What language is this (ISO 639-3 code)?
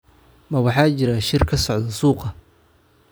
som